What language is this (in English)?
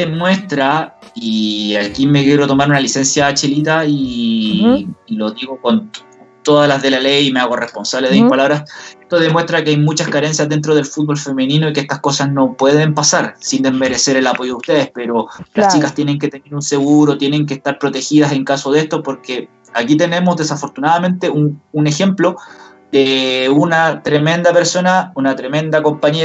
Spanish